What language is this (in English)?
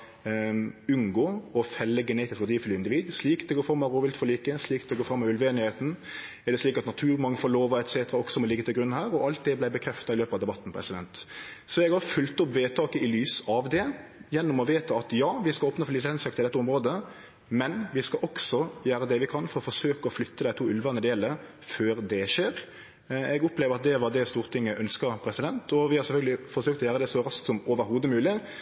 Norwegian Nynorsk